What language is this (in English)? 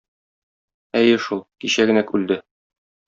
Tatar